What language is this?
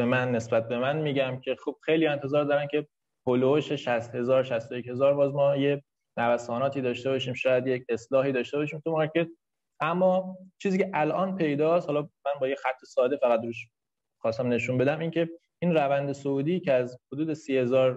Persian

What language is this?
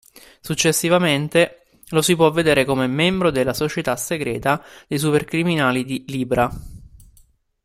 Italian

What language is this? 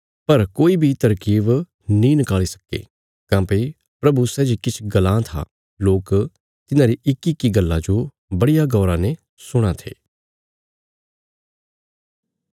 Bilaspuri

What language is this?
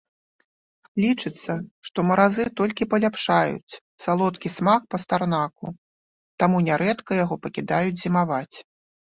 Belarusian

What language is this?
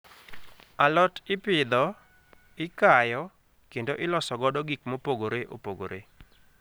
Luo (Kenya and Tanzania)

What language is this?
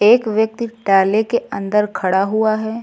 Hindi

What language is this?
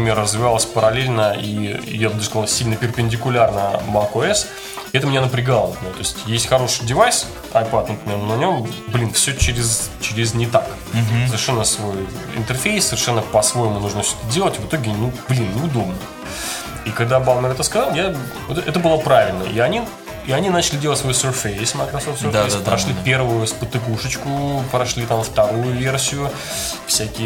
Russian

